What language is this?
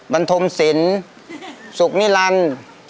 Thai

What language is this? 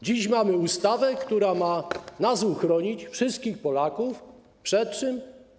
Polish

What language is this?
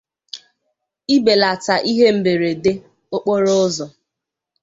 Igbo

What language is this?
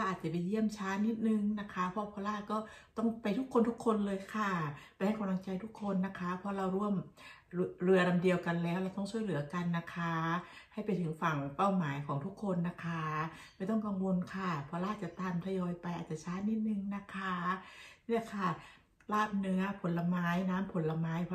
Thai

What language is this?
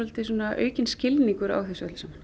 Icelandic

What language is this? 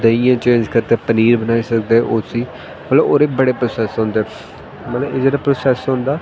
Dogri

